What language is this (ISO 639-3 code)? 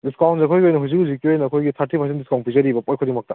mni